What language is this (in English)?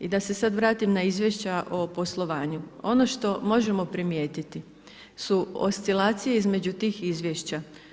Croatian